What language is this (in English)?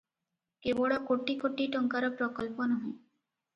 Odia